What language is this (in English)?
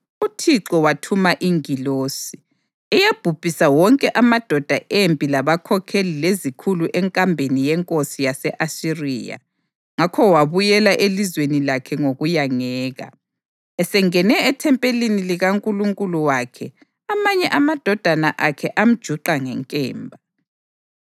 North Ndebele